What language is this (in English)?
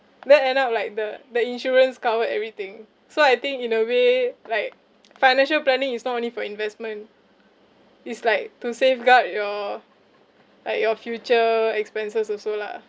English